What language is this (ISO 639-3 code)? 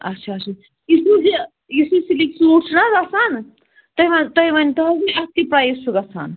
kas